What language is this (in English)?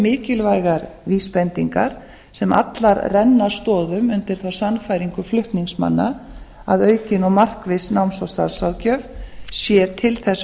Icelandic